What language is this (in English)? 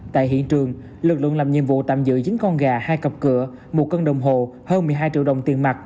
Vietnamese